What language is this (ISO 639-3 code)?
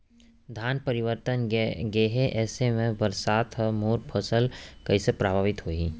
hne